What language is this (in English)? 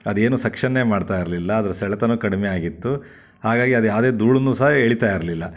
Kannada